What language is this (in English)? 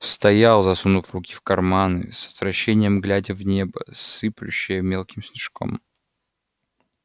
Russian